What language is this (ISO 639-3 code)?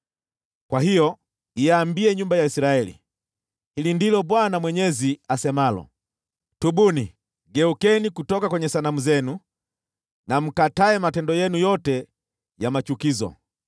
swa